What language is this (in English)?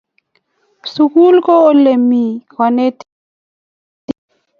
Kalenjin